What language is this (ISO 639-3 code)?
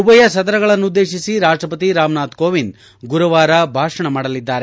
kan